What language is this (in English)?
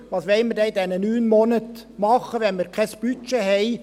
Swiss German